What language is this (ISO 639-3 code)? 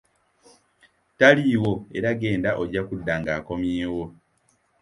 lug